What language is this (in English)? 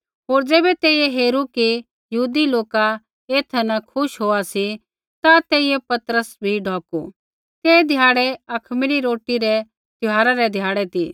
Kullu Pahari